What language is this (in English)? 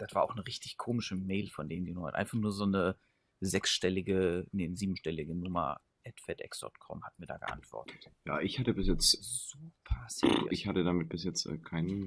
German